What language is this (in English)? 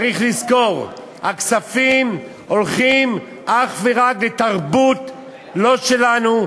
Hebrew